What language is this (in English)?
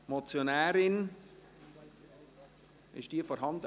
Swiss German